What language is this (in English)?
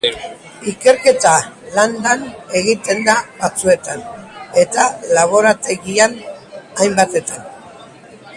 Basque